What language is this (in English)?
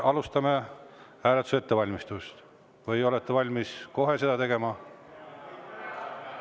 Estonian